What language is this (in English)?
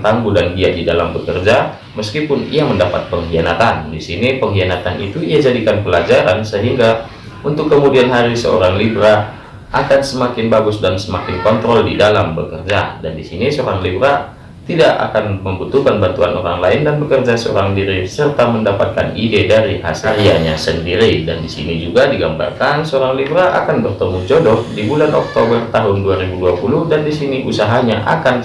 Indonesian